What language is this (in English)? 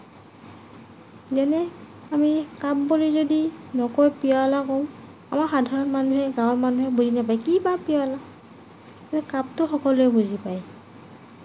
Assamese